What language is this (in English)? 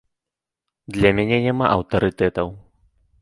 Belarusian